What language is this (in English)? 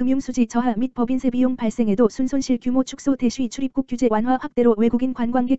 Korean